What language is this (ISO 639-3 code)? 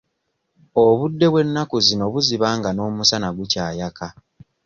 lug